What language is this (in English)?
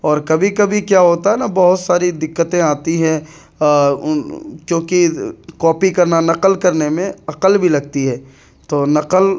Urdu